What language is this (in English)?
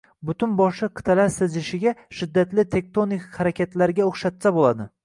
Uzbek